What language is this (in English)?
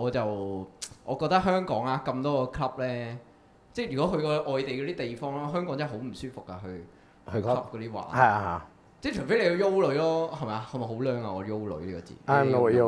Chinese